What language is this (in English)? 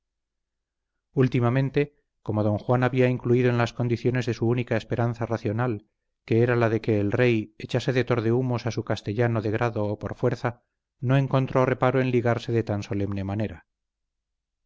Spanish